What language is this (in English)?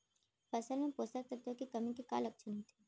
Chhattisgarhi